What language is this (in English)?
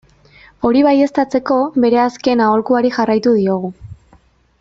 Basque